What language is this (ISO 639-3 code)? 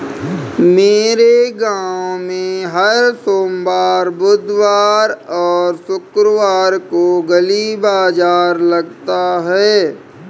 hin